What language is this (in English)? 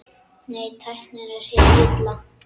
Icelandic